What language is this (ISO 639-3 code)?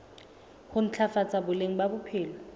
sot